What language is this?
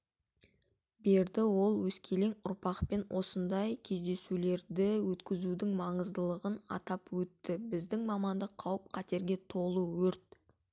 Kazakh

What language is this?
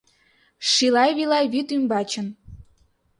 Mari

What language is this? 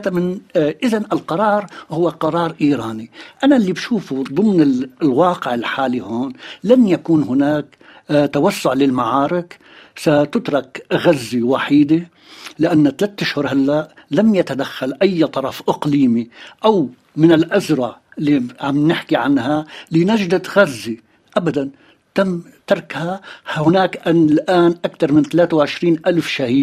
Arabic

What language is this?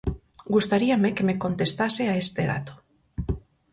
Galician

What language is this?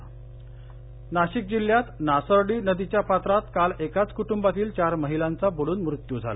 Marathi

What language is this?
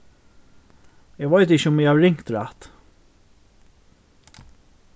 Faroese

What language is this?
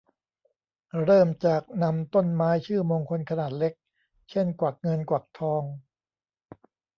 Thai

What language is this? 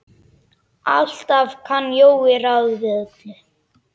Icelandic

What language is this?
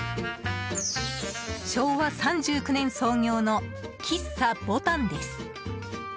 Japanese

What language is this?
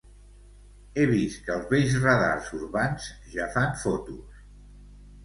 Catalan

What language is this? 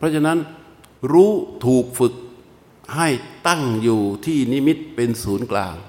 Thai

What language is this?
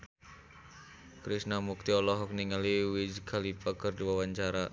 Sundanese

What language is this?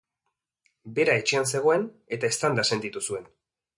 Basque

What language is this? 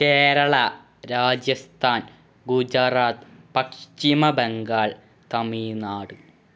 Malayalam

